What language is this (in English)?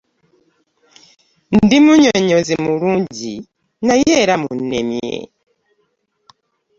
Ganda